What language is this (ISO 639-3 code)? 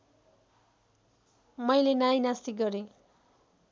nep